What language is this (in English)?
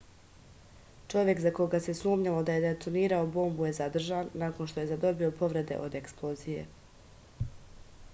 Serbian